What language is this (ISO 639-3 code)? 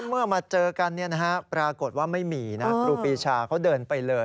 tha